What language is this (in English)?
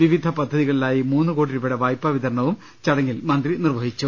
Malayalam